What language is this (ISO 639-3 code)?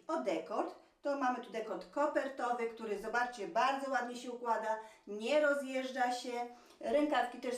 pol